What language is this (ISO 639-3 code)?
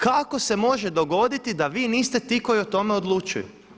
hrv